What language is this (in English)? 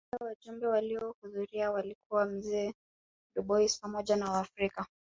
Swahili